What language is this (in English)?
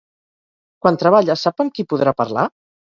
Catalan